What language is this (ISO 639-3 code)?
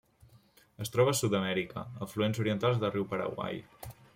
cat